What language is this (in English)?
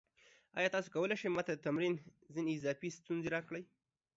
Pashto